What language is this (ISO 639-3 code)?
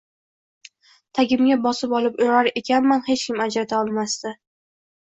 uzb